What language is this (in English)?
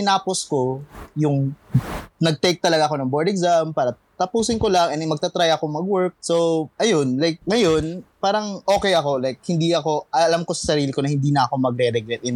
Filipino